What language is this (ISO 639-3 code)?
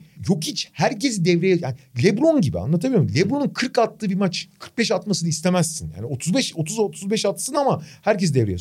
tur